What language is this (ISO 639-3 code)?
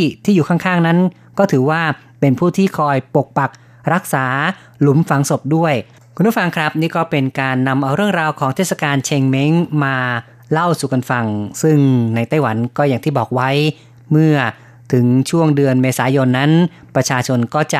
tha